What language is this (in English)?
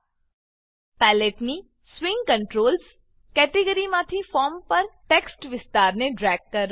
Gujarati